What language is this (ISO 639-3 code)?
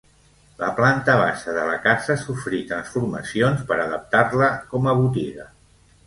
cat